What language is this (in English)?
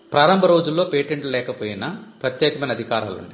Telugu